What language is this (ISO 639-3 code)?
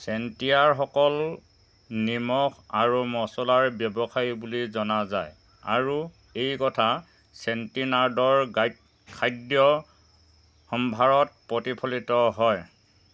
asm